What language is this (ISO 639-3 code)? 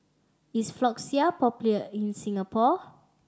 eng